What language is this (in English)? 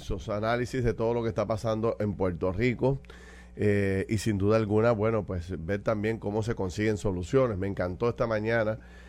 Spanish